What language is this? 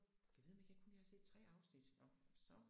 Danish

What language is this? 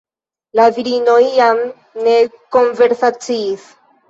Esperanto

